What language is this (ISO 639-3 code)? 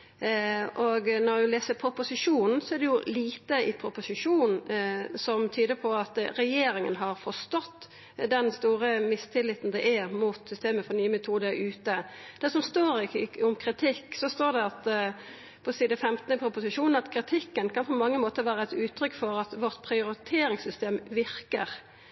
nno